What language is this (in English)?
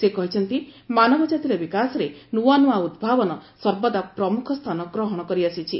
Odia